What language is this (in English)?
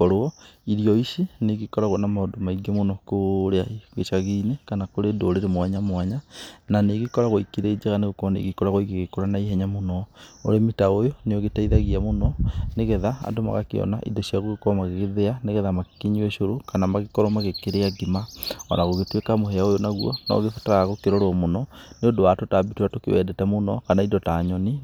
Kikuyu